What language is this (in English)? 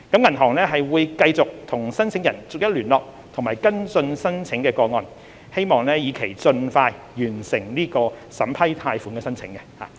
Cantonese